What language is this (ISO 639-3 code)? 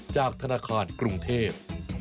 tha